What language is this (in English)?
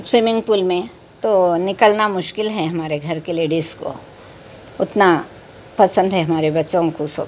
Urdu